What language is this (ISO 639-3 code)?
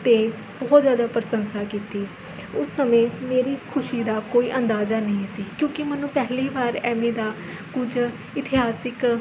pan